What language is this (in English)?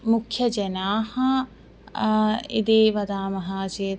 Sanskrit